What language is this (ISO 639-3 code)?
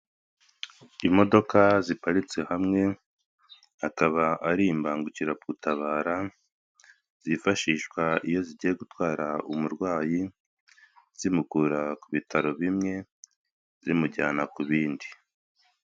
kin